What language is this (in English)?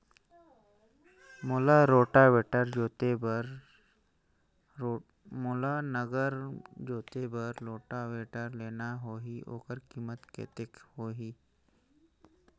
Chhattisgarhi